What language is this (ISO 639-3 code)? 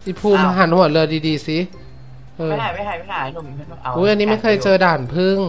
tha